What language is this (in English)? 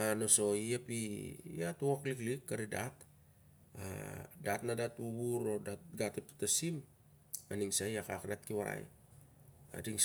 Siar-Lak